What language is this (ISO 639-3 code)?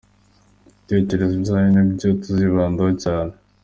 kin